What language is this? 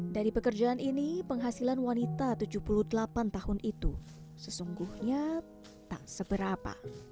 Indonesian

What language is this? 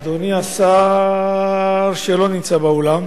Hebrew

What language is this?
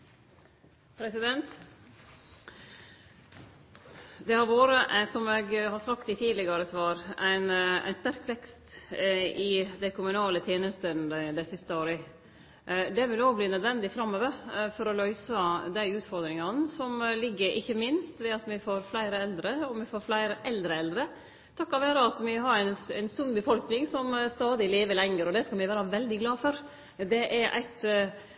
Norwegian Nynorsk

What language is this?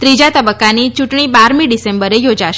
Gujarati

